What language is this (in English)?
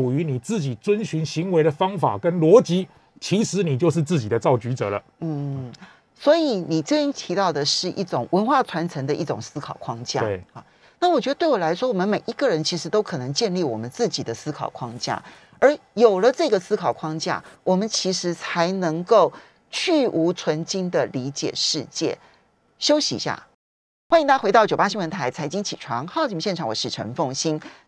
Chinese